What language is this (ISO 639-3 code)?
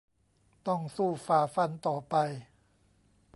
tha